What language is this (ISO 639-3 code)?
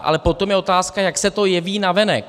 ces